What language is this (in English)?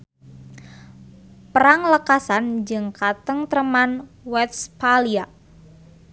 Sundanese